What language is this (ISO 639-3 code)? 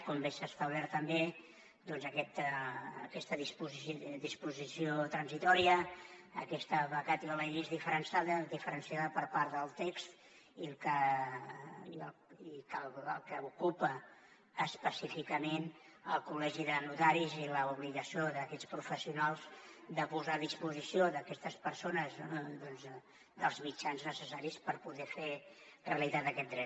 cat